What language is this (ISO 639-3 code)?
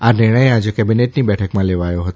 guj